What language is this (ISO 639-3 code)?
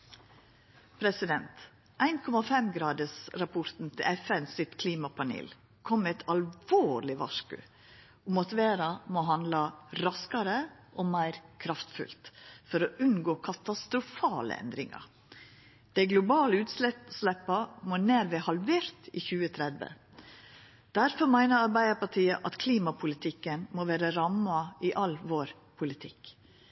nno